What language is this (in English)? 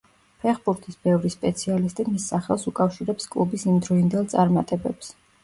Georgian